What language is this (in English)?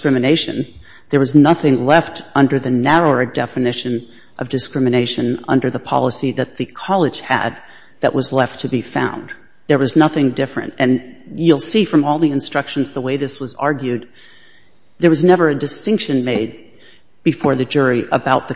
English